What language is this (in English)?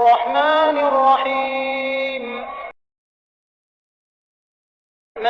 Turkish